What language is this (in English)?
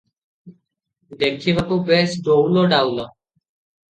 Odia